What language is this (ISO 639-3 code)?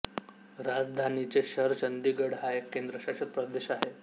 mar